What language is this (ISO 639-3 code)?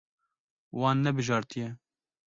kur